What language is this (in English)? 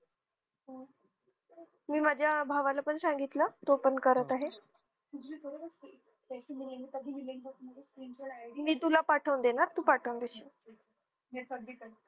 Marathi